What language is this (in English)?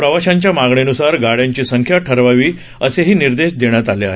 Marathi